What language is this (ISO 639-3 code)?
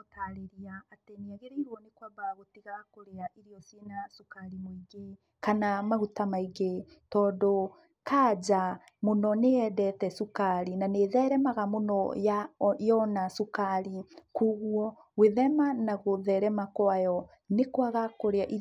kik